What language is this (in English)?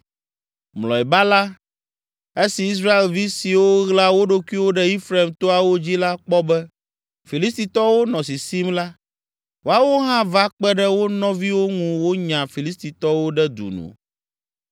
Ewe